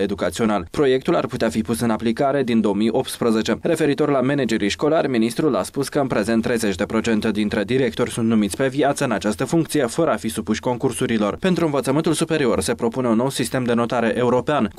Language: Romanian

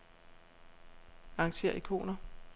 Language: Danish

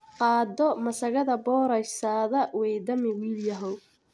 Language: Somali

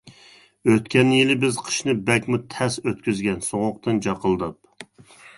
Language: Uyghur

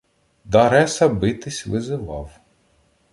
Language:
Ukrainian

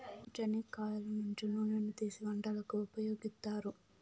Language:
Telugu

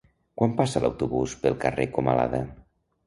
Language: Catalan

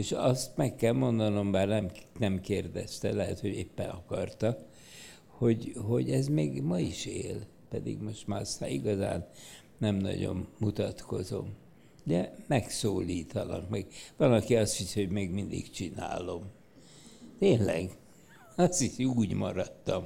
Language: Hungarian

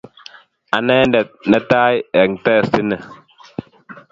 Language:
Kalenjin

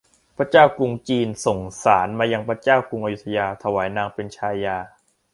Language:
Thai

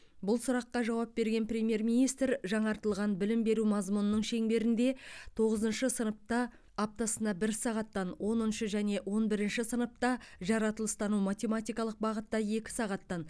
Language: Kazakh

